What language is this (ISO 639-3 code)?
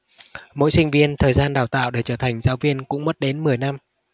vie